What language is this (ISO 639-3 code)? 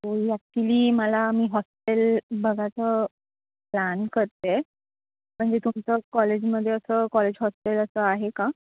mar